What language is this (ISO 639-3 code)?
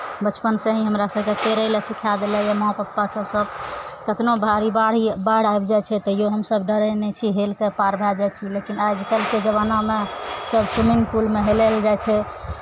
mai